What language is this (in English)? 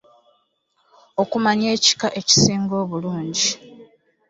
Ganda